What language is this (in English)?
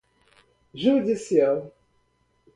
Portuguese